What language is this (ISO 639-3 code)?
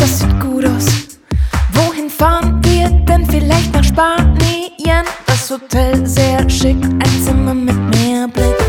ukr